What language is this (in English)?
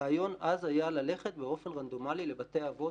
Hebrew